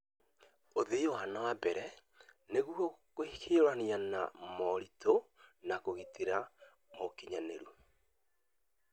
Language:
Kikuyu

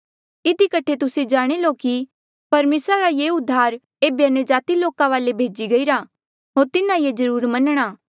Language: Mandeali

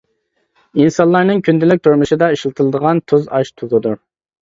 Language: Uyghur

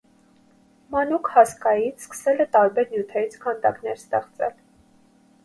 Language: Armenian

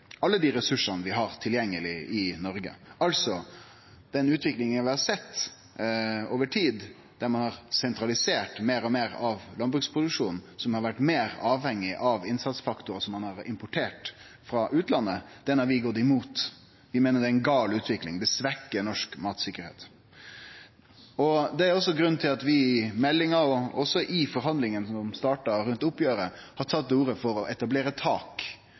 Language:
Norwegian Nynorsk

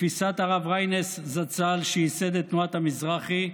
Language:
Hebrew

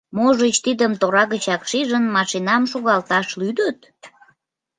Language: Mari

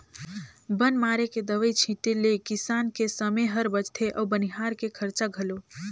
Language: Chhattisgarhi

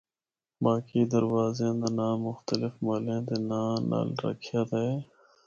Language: Northern Hindko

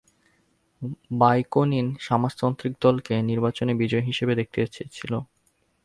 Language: Bangla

